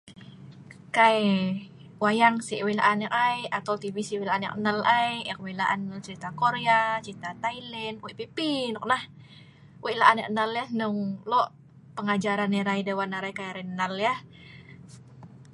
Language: Sa'ban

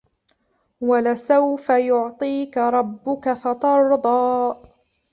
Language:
Arabic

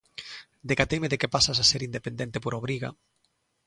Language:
Galician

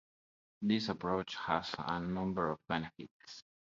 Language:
English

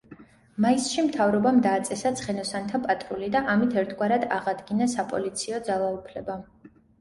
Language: Georgian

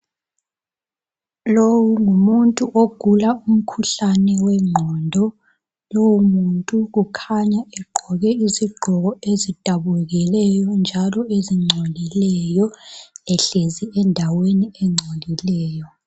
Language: North Ndebele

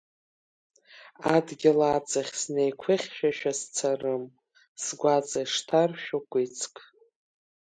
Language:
Abkhazian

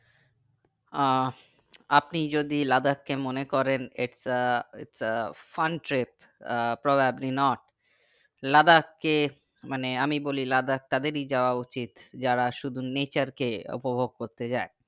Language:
Bangla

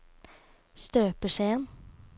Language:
Norwegian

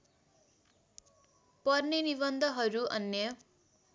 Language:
Nepali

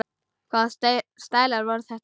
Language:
Icelandic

